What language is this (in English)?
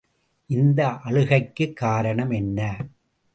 Tamil